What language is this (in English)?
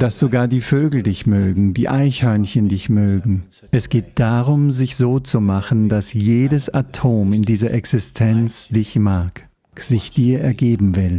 German